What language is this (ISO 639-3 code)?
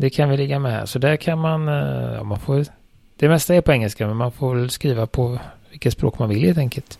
swe